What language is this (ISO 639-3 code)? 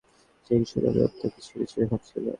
ben